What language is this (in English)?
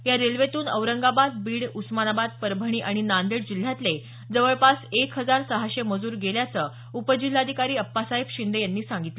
Marathi